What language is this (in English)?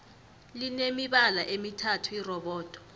South Ndebele